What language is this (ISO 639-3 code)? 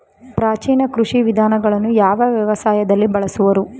kan